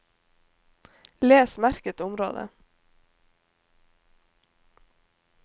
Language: Norwegian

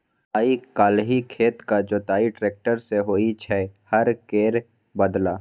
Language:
Maithili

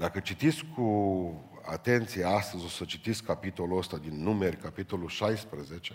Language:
Romanian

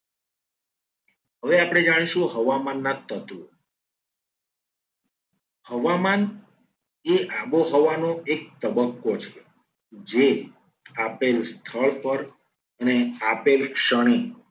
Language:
Gujarati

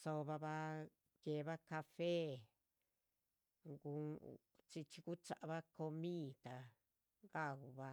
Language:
Chichicapan Zapotec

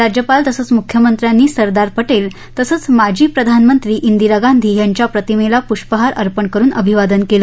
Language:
Marathi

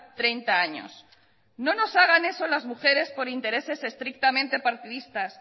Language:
Spanish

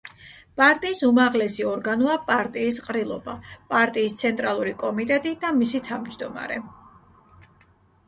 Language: Georgian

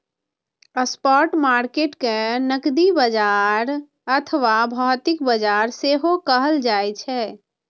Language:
Maithili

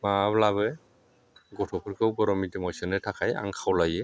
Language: Bodo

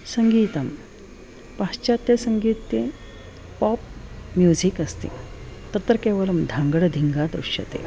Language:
Sanskrit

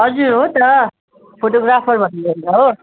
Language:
Nepali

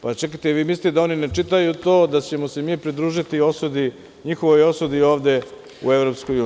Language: Serbian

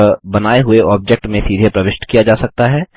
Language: Hindi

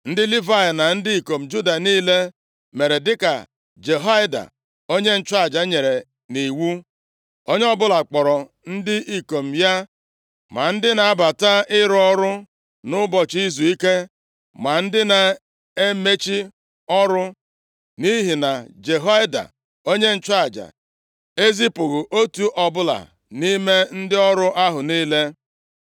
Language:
Igbo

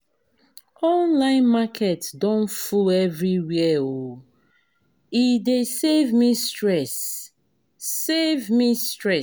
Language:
Nigerian Pidgin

